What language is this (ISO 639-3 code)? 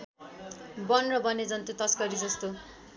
nep